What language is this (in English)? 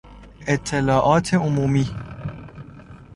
Persian